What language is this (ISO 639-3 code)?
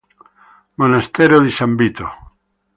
ita